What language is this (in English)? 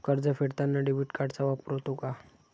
Marathi